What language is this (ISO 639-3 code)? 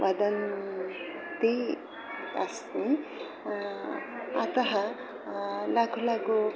san